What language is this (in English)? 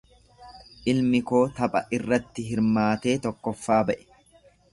Oromo